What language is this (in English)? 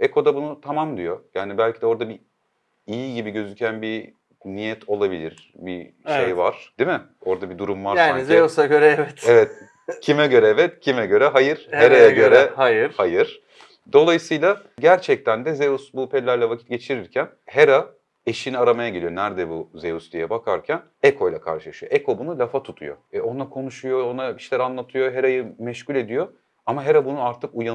Turkish